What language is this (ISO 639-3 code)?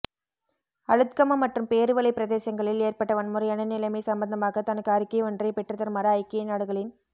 tam